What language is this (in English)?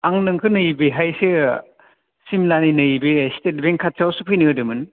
Bodo